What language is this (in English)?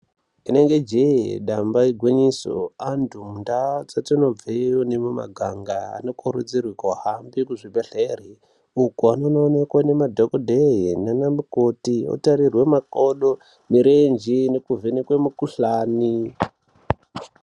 Ndau